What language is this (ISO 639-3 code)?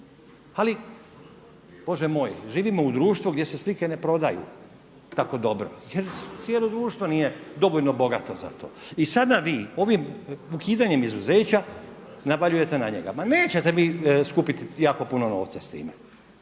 hrv